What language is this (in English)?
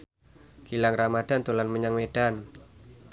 Javanese